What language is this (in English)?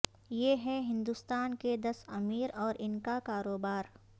Urdu